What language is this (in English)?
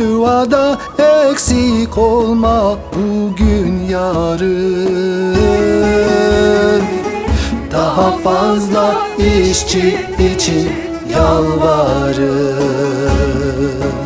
Turkish